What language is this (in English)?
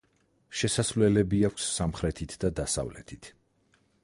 Georgian